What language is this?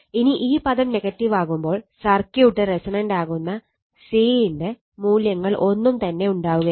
Malayalam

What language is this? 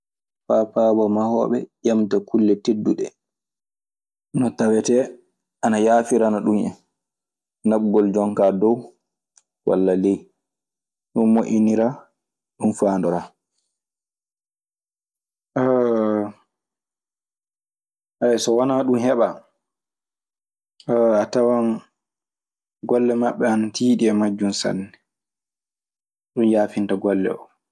Maasina Fulfulde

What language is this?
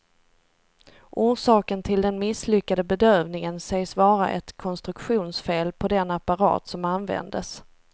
Swedish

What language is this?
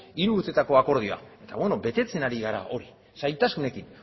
Basque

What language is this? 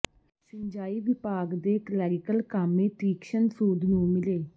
Punjabi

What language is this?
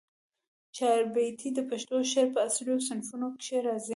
Pashto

